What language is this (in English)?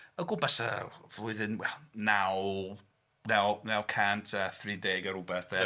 Welsh